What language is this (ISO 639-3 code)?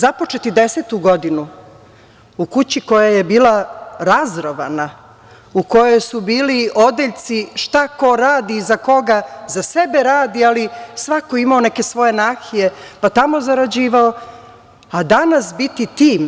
srp